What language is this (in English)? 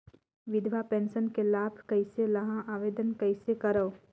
Chhattisgarhi